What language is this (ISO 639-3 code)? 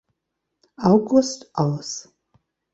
deu